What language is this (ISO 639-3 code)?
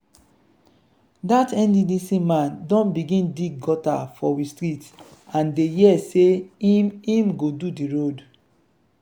pcm